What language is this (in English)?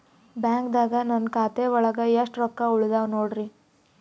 Kannada